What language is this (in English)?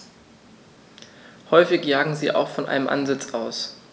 German